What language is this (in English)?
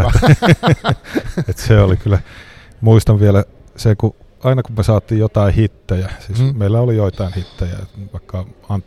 Finnish